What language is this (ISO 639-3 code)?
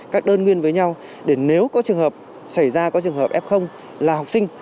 vie